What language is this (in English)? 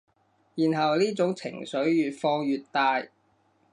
Cantonese